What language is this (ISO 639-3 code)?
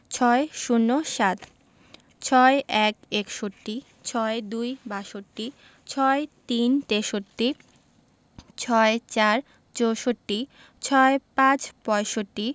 ben